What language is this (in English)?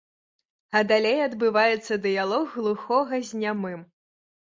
Belarusian